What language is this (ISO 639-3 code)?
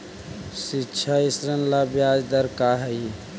mag